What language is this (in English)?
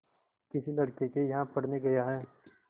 Hindi